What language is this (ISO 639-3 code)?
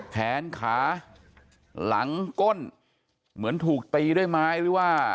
tha